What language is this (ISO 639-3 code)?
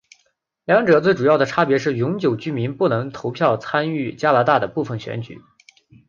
zho